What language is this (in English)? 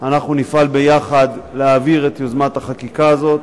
Hebrew